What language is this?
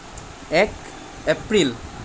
Assamese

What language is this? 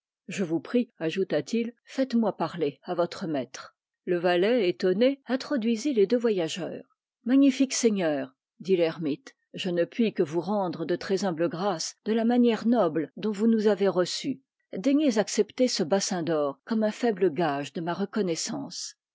French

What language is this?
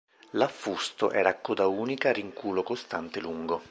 Italian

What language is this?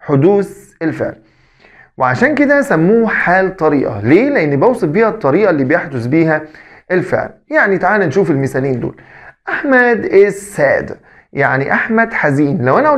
Arabic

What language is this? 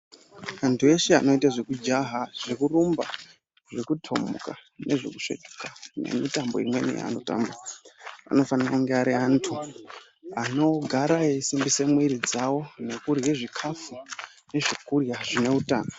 Ndau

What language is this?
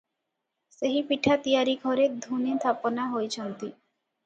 Odia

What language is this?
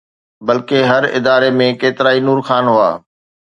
Sindhi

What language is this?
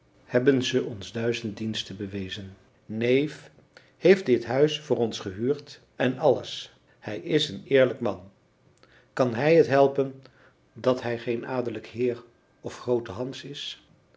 Dutch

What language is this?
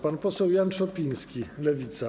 Polish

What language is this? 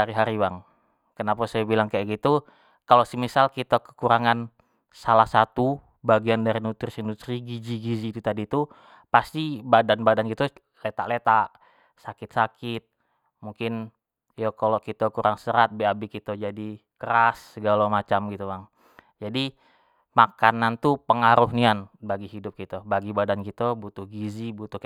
Jambi Malay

